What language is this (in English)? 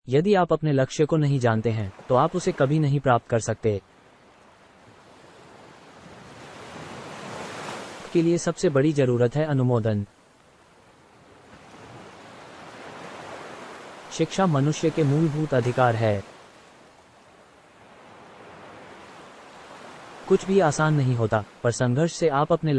Hindi